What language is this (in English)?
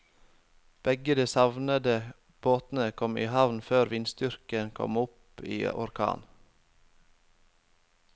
Norwegian